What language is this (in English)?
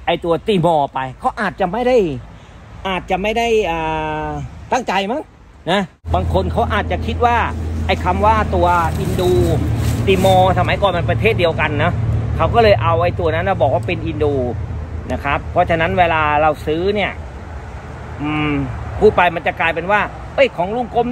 Thai